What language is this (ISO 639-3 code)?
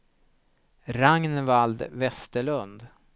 swe